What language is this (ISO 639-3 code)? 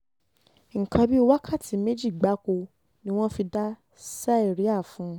yor